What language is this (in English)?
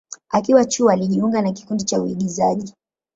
Swahili